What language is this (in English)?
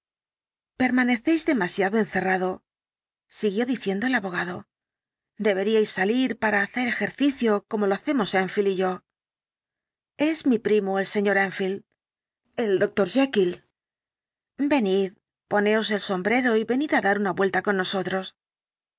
Spanish